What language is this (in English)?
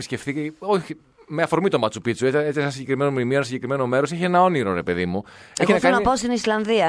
Greek